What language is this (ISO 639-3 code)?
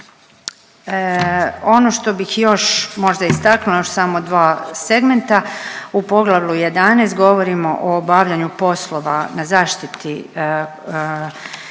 hrv